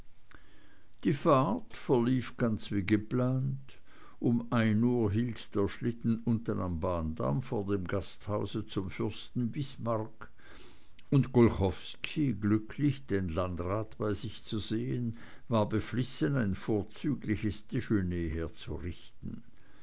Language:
German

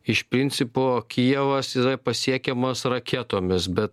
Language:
Lithuanian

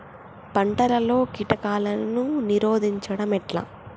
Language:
Telugu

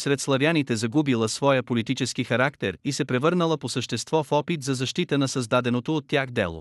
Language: Bulgarian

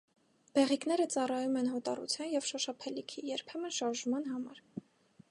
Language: Armenian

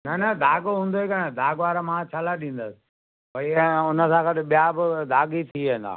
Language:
Sindhi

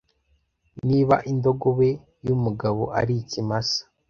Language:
Kinyarwanda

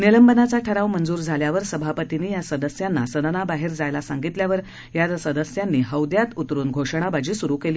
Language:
Marathi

